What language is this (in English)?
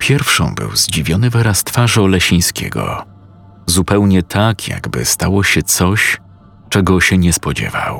Polish